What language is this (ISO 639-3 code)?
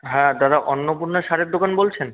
ben